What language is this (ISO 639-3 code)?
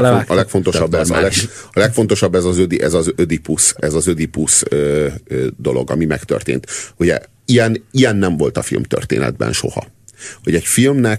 hun